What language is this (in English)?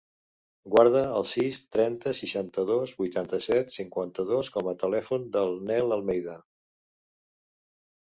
Catalan